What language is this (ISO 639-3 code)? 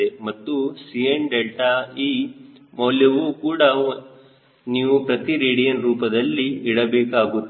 kan